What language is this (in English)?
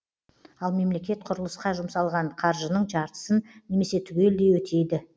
Kazakh